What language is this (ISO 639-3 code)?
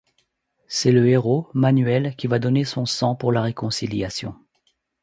fra